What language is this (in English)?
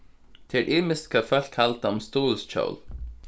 Faroese